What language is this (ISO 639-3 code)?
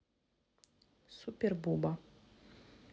rus